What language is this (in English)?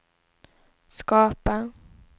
Swedish